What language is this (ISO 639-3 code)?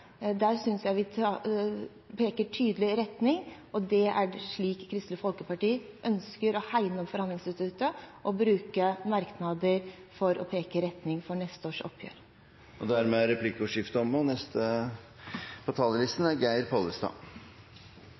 nor